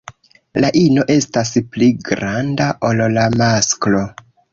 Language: Esperanto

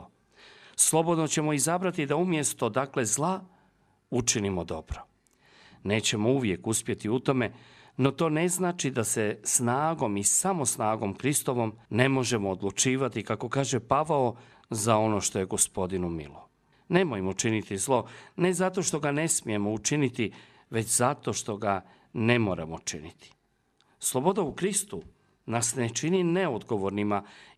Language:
Croatian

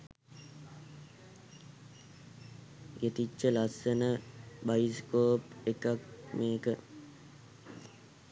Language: Sinhala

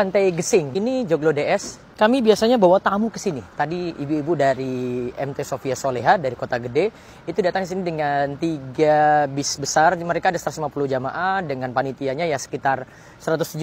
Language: Indonesian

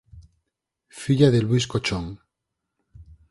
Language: Galician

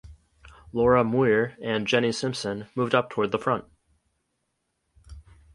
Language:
English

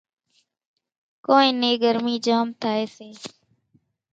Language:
Kachi Koli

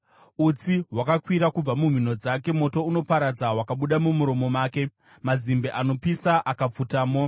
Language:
Shona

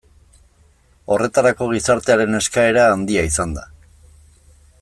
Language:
Basque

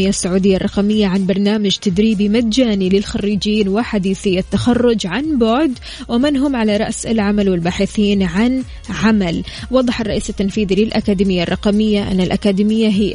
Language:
Arabic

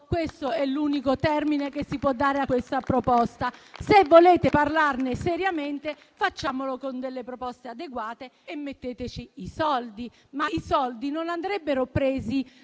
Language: Italian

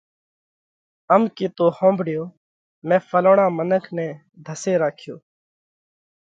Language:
Parkari Koli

